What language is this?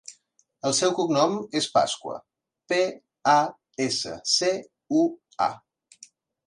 Catalan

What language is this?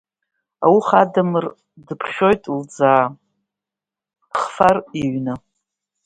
Abkhazian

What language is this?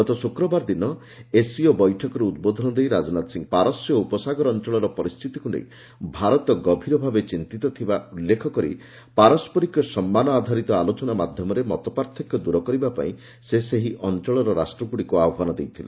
Odia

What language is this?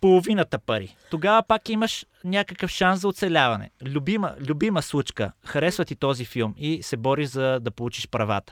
Bulgarian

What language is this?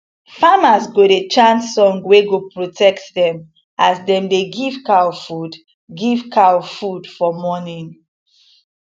Nigerian Pidgin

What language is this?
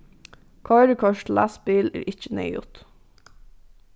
Faroese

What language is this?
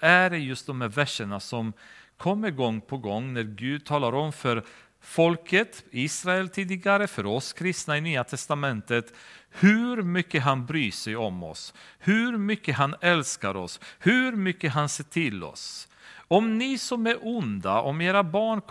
Swedish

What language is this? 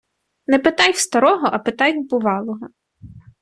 Ukrainian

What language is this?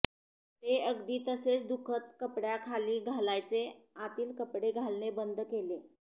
Marathi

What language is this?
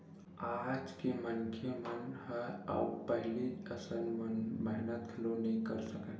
Chhattisgarhi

